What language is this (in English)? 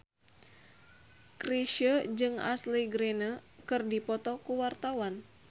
Sundanese